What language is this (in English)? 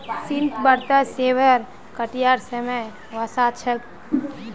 Magahi